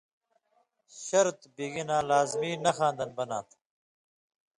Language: Indus Kohistani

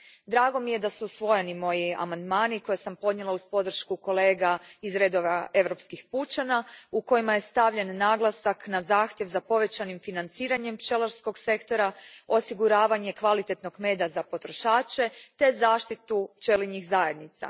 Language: Croatian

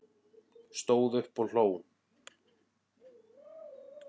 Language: Icelandic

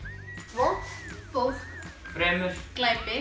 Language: Icelandic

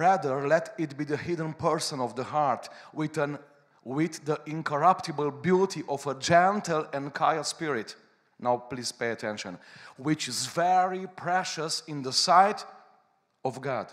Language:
Romanian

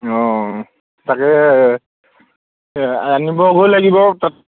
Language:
Assamese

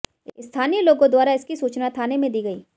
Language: Hindi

